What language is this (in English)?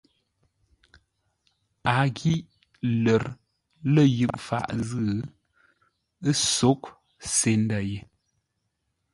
Ngombale